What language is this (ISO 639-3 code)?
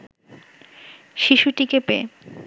ben